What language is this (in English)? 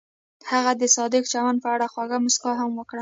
Pashto